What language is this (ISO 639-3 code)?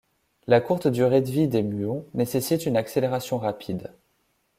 fra